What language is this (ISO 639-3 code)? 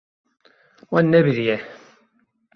kur